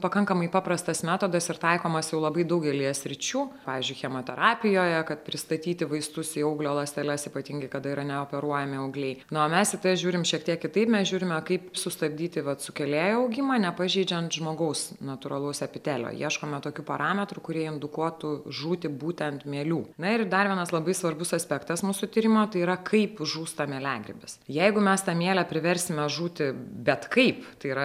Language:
Lithuanian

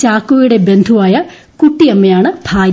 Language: Malayalam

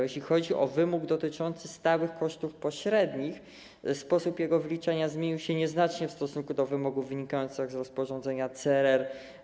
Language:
Polish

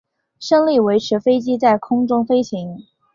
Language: Chinese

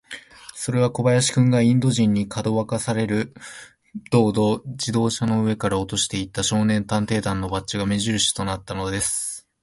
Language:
Japanese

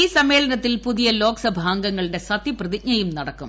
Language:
Malayalam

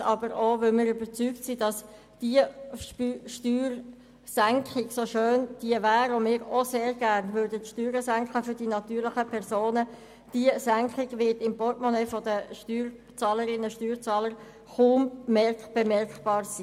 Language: Swiss German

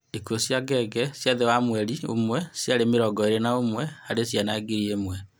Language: Kikuyu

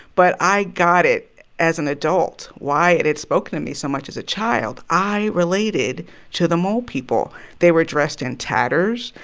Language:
English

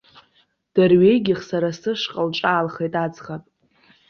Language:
Abkhazian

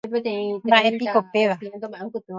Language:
Guarani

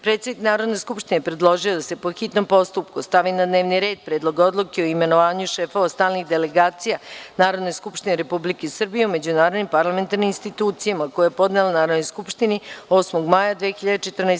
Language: Serbian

